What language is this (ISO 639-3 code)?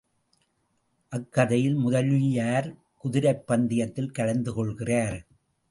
tam